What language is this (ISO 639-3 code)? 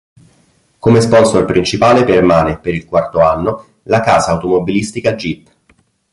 ita